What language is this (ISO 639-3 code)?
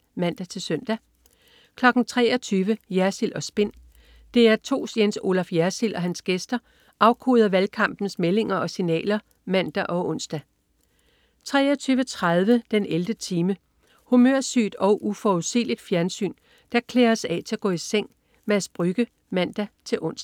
dan